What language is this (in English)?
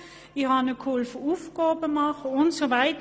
Swiss German